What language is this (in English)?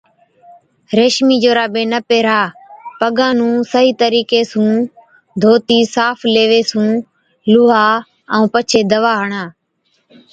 Od